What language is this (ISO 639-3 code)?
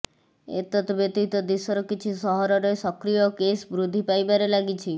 ori